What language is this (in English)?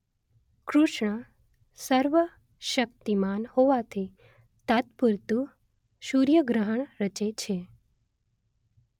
Gujarati